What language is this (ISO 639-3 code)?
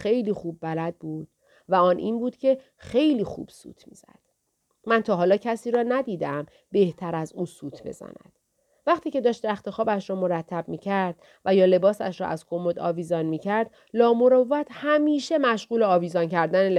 fas